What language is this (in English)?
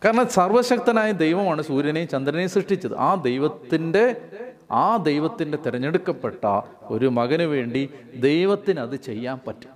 Malayalam